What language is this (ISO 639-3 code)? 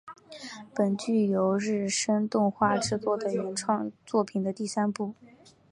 zho